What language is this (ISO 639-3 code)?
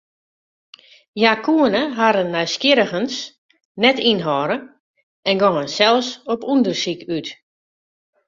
fry